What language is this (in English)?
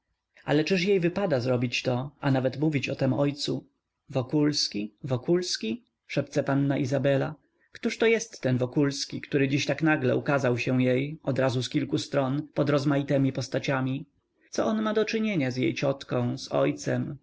Polish